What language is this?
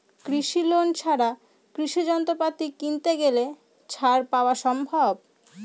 Bangla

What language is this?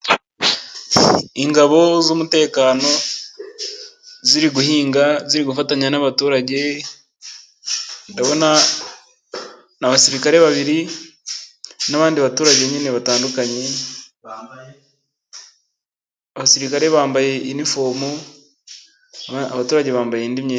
Kinyarwanda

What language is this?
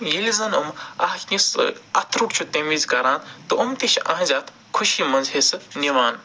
Kashmiri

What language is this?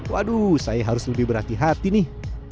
Indonesian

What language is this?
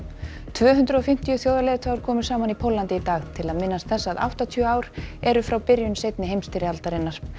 Icelandic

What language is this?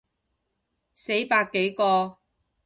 Cantonese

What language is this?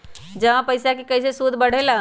Magahi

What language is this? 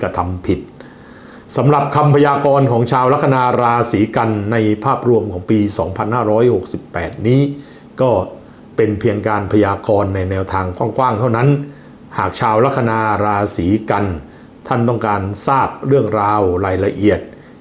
Thai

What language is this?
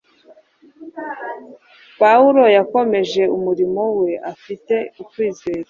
Kinyarwanda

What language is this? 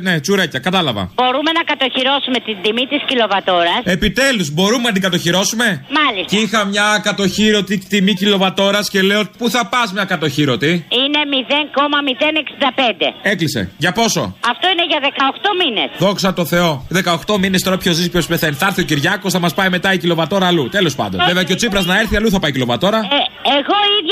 Greek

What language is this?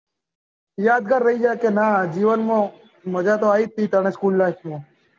Gujarati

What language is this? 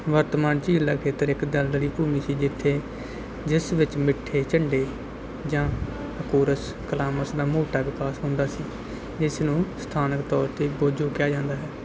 Punjabi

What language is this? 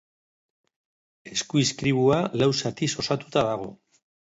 Basque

